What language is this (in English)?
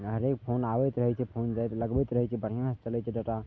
Maithili